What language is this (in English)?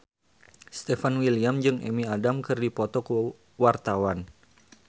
Sundanese